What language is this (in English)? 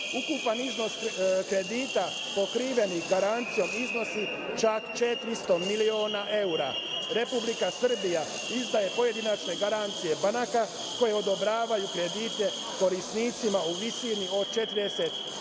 Serbian